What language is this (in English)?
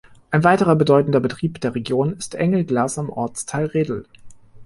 German